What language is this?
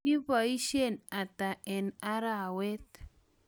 Kalenjin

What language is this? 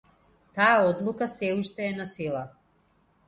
Macedonian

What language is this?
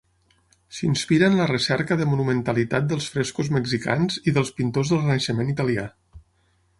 Catalan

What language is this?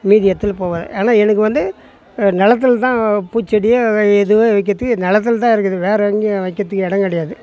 Tamil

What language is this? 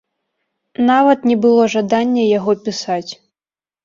Belarusian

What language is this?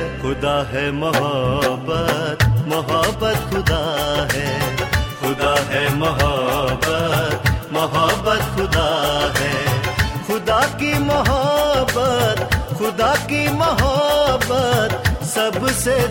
Hindi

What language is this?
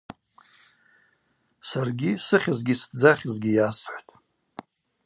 Abaza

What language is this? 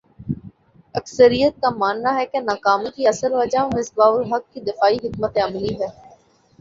Urdu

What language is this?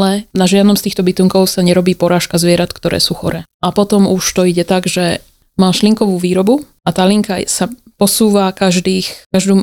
Slovak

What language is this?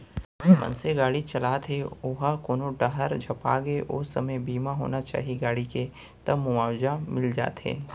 Chhattisgarhi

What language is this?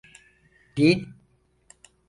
Turkish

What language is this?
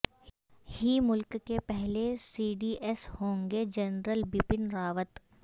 Urdu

